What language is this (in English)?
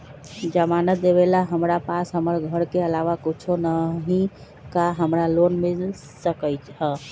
Magahi